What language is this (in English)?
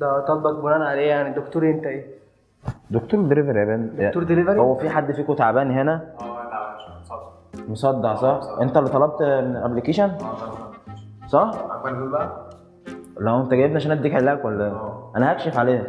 Arabic